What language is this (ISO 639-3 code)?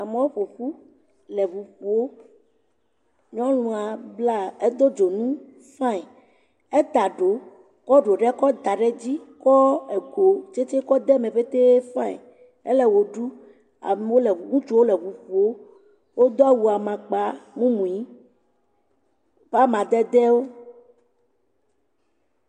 ewe